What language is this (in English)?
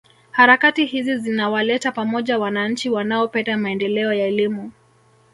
Swahili